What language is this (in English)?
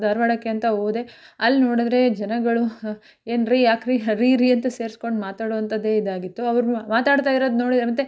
Kannada